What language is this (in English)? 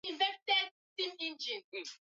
Swahili